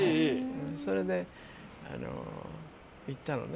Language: Japanese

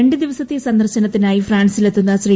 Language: Malayalam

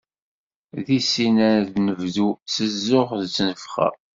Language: Kabyle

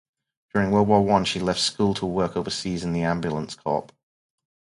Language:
English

